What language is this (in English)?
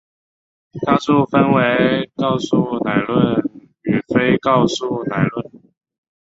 Chinese